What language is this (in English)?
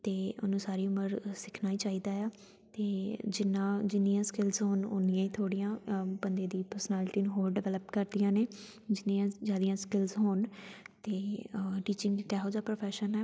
Punjabi